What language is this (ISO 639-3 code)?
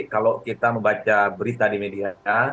ind